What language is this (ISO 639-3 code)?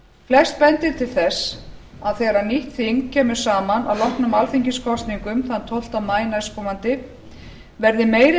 isl